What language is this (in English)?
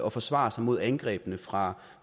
Danish